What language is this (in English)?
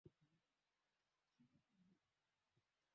Swahili